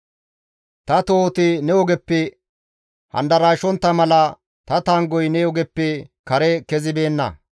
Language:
Gamo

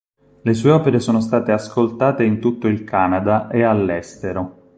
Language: Italian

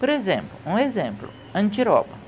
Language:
Portuguese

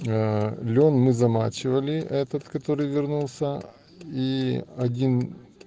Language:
Russian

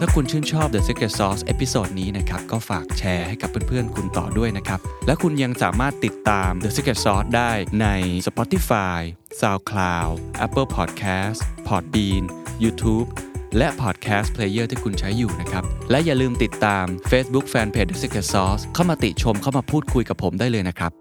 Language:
Thai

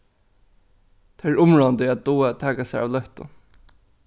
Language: Faroese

